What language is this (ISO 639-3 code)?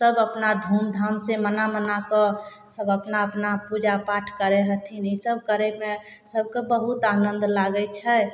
mai